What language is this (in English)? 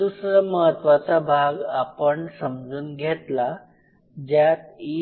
Marathi